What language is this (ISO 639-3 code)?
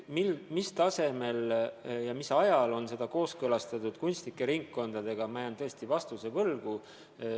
est